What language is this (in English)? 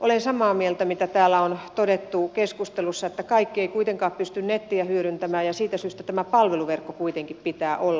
Finnish